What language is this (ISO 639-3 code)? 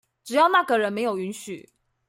zho